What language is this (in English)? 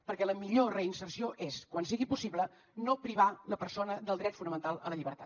Catalan